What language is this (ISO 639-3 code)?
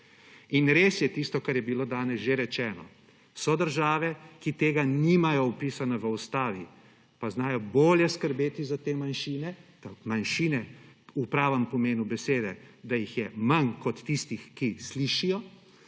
slv